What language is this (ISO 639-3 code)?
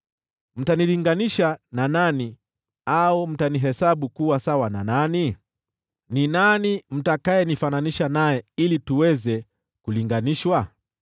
swa